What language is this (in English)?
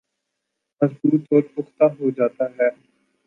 Urdu